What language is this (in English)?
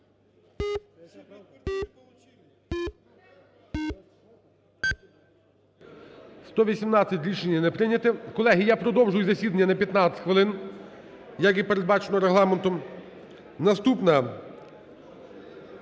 Ukrainian